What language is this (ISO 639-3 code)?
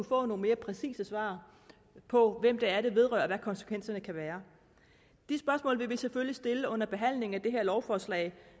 dan